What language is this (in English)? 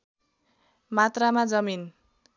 Nepali